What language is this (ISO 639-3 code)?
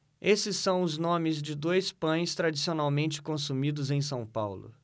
por